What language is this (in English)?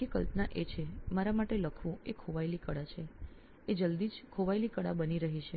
Gujarati